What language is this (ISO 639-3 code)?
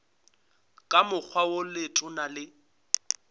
nso